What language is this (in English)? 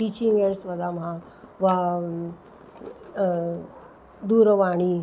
Sanskrit